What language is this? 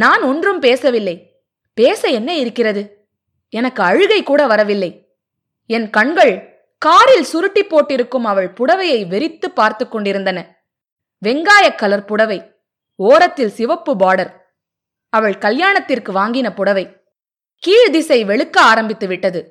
Tamil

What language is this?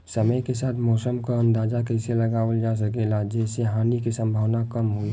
Bhojpuri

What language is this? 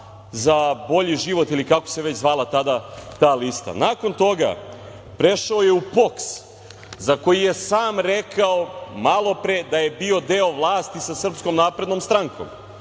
Serbian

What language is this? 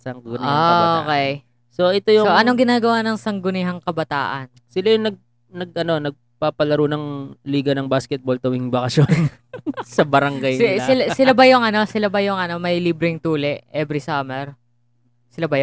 Filipino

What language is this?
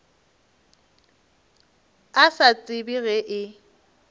Northern Sotho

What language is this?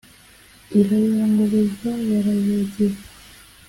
Kinyarwanda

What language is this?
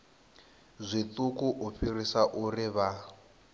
Venda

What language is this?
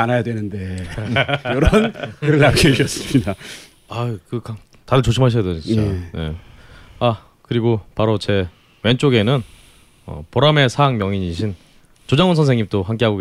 Korean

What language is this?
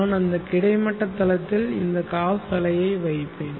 Tamil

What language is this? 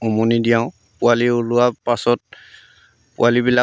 Assamese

